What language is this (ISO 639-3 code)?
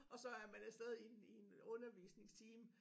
dan